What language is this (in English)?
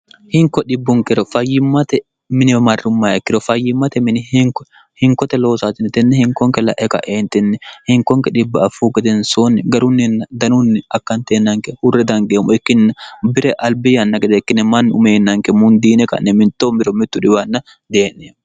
Sidamo